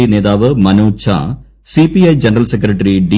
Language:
Malayalam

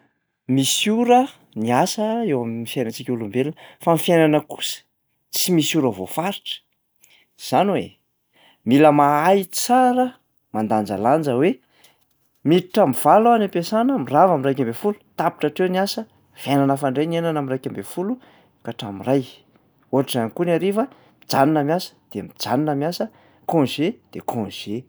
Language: Malagasy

